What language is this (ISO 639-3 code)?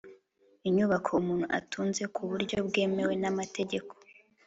kin